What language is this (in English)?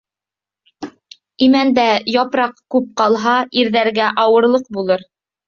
Bashkir